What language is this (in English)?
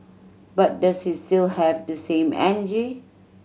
English